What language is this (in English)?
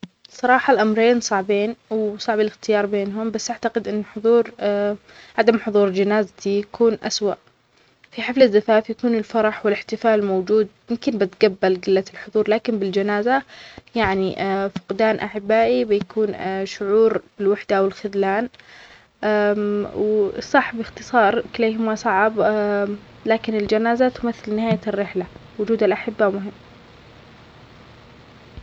Omani Arabic